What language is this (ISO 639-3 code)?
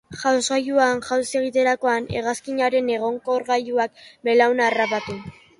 eus